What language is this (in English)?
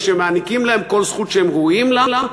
Hebrew